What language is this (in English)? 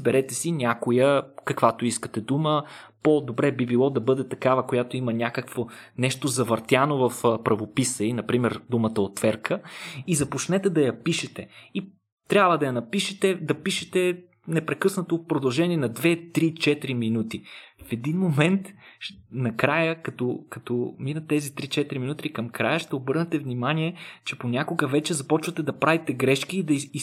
Bulgarian